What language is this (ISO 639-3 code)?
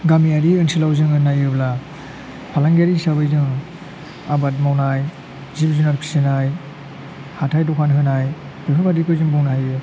brx